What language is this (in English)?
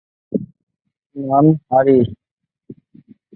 Bangla